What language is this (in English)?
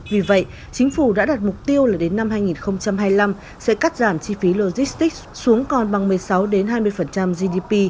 Vietnamese